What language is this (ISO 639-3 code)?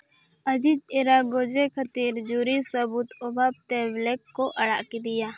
sat